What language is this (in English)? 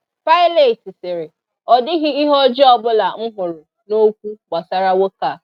Igbo